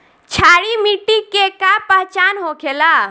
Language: Bhojpuri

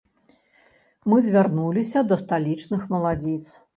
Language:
Belarusian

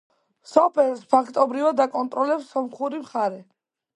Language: Georgian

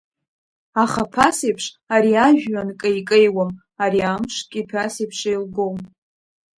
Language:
Abkhazian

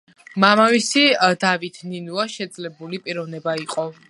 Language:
Georgian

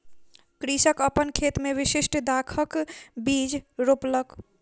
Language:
Maithili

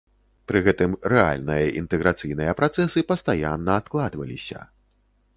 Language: Belarusian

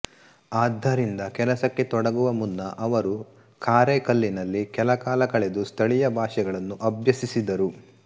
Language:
Kannada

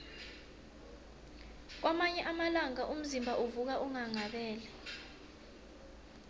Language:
South Ndebele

